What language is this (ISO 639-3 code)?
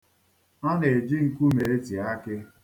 ibo